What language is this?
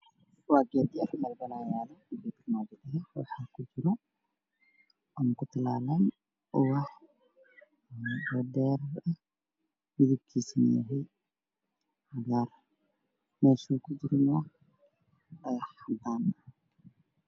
Somali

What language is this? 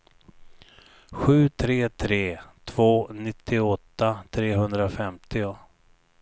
Swedish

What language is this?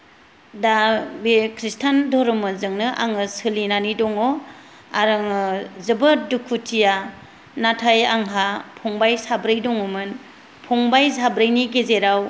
Bodo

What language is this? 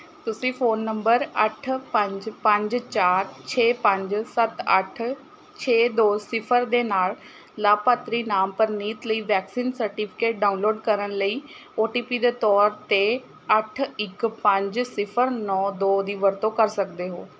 Punjabi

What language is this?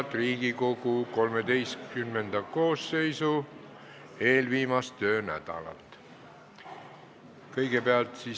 Estonian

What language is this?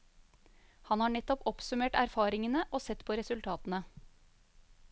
Norwegian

